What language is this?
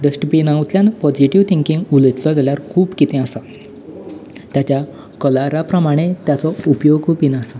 Konkani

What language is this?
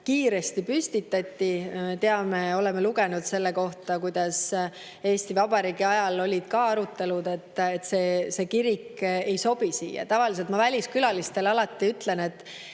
Estonian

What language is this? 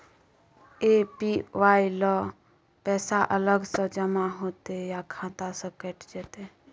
Maithili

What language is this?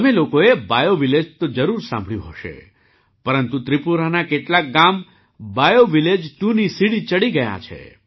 Gujarati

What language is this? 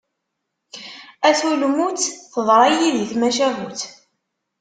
Kabyle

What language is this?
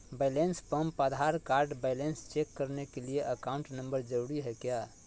Magahi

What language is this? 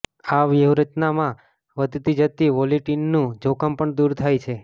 Gujarati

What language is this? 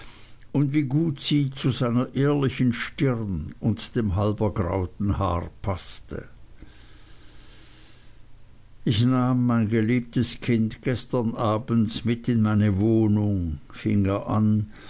German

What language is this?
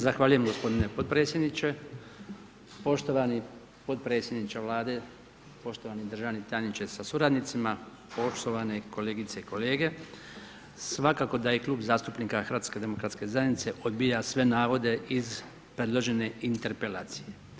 Croatian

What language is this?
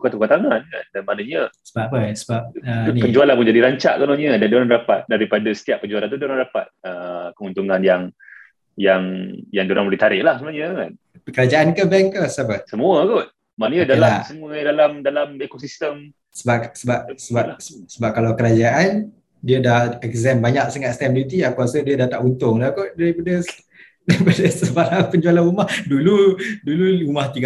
Malay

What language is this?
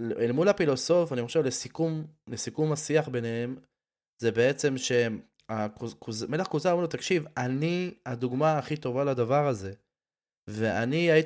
Hebrew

